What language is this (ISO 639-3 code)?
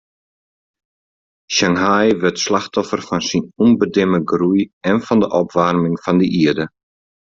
fry